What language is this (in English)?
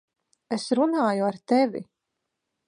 Latvian